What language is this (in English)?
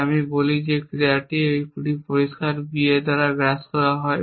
Bangla